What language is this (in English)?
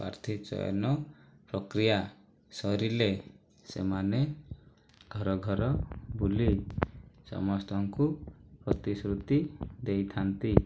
Odia